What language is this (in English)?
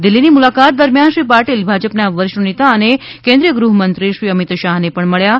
Gujarati